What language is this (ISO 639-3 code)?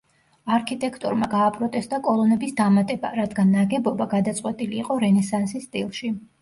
kat